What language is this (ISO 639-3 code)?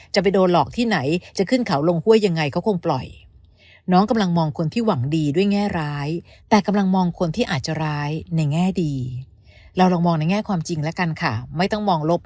tha